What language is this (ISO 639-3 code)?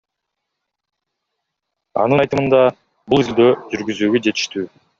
kir